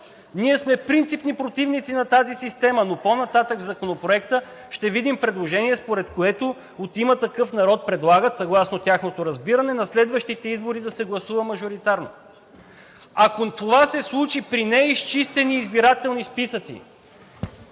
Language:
Bulgarian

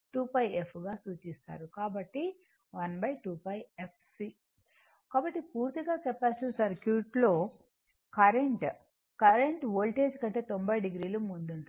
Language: Telugu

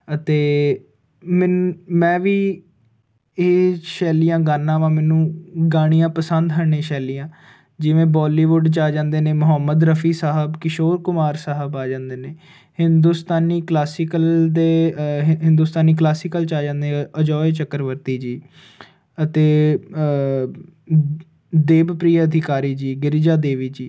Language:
Punjabi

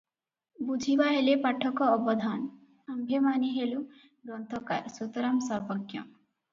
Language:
Odia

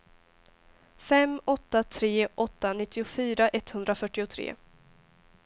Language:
Swedish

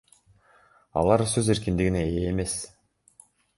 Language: Kyrgyz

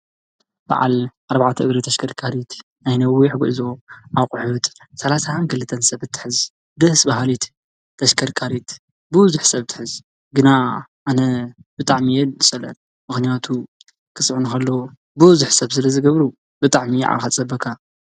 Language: Tigrinya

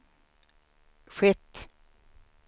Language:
Swedish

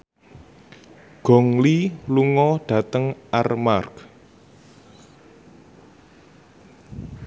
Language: Javanese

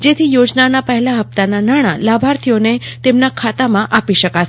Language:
Gujarati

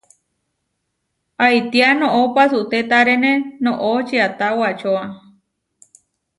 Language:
Huarijio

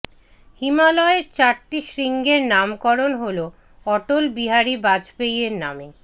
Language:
Bangla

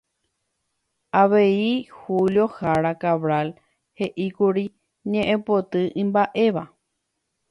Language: Guarani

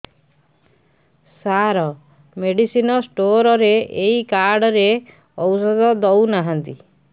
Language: Odia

